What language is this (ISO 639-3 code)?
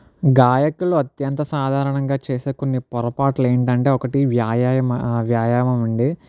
tel